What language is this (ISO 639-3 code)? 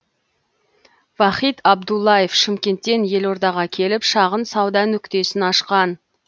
kaz